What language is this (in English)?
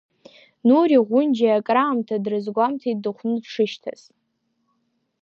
Abkhazian